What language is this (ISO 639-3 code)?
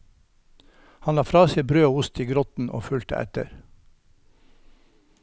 nor